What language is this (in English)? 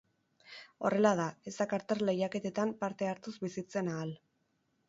Basque